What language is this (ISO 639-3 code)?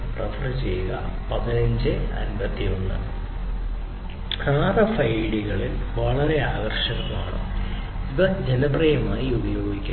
mal